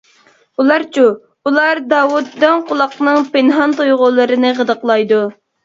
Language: Uyghur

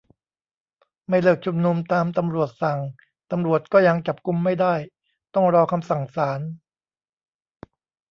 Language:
Thai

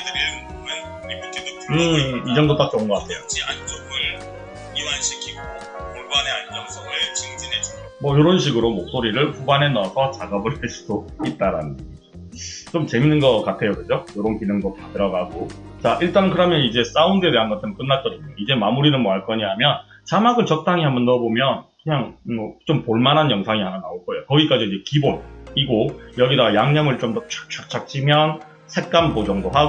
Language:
Korean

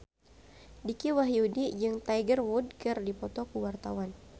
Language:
Sundanese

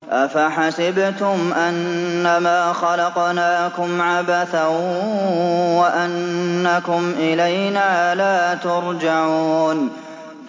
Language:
Arabic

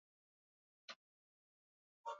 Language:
Swahili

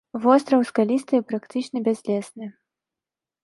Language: Belarusian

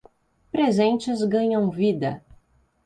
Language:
Portuguese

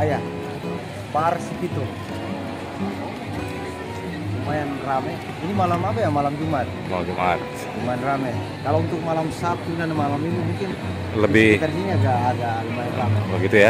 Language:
Indonesian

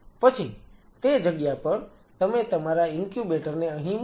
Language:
Gujarati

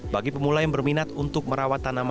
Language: Indonesian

